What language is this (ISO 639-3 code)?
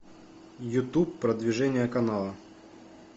rus